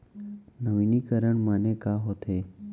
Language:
Chhattisgarhi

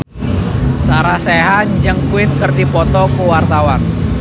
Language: Sundanese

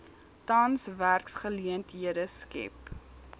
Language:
Afrikaans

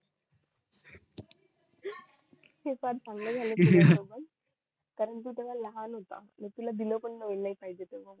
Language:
Marathi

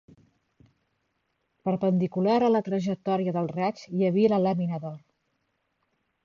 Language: Catalan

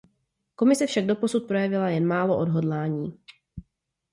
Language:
Czech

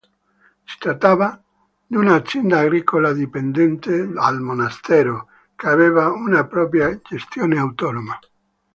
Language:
Italian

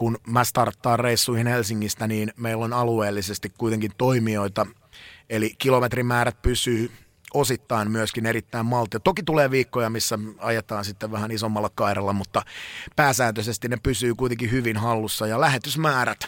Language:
Finnish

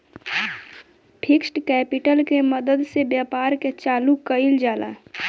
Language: Bhojpuri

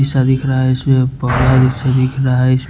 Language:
Hindi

